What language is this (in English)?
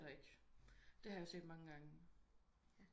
Danish